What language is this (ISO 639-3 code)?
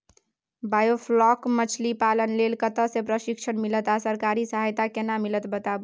mai